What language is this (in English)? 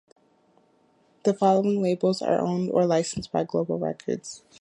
English